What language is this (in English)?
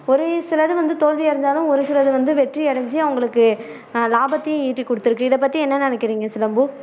Tamil